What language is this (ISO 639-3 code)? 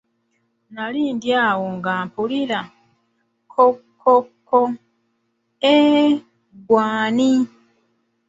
lug